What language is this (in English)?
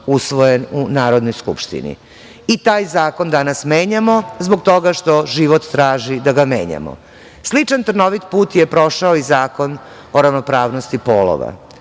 Serbian